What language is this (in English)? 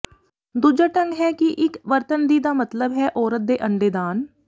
Punjabi